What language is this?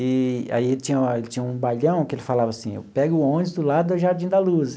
Portuguese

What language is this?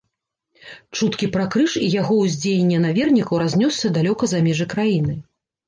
Belarusian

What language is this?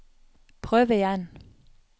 Norwegian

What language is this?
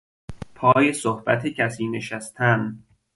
Persian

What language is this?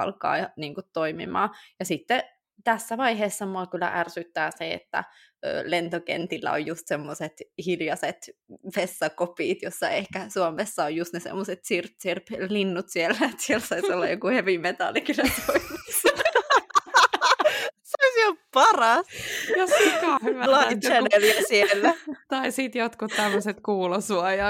Finnish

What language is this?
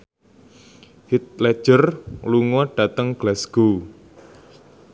Javanese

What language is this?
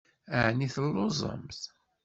Kabyle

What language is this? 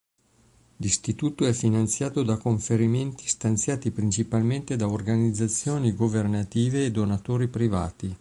Italian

